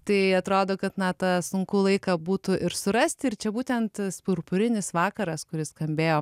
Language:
Lithuanian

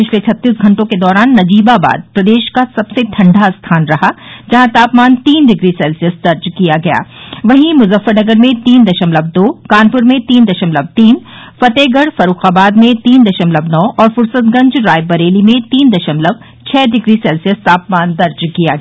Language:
Hindi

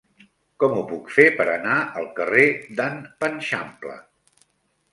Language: Catalan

